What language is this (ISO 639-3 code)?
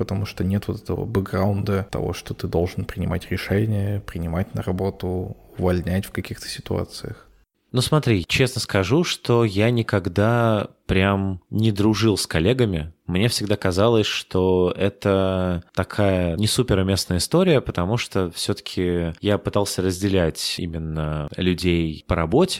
rus